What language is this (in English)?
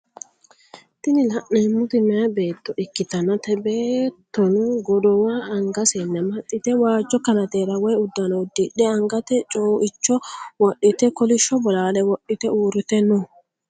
Sidamo